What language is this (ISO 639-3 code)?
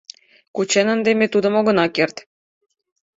chm